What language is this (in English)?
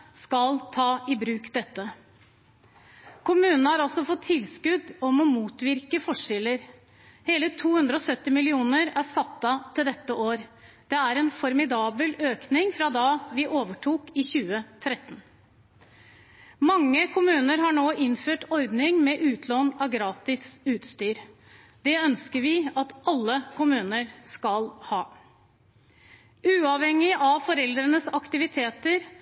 Norwegian Bokmål